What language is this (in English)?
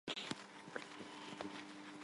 Armenian